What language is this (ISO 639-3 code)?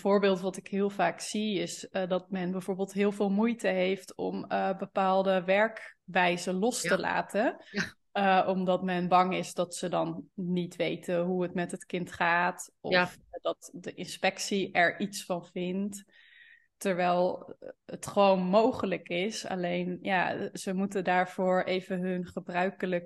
nld